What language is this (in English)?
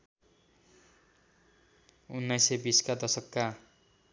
Nepali